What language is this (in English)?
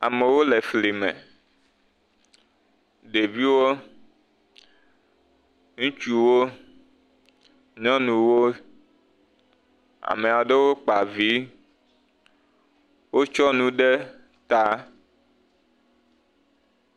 Ewe